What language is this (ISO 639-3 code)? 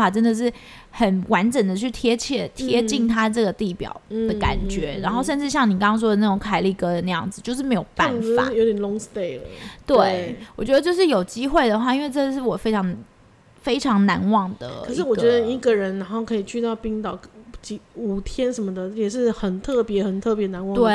zho